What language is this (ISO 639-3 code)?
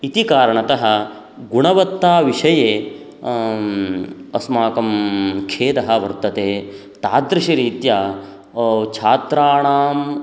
san